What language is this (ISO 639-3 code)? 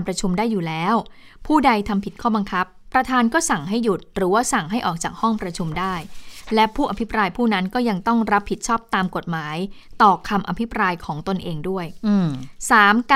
tha